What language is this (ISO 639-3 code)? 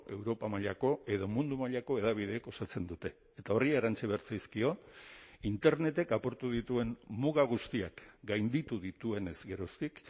eus